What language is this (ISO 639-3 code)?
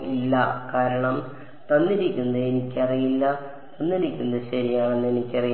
mal